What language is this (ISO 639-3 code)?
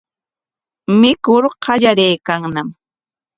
qwa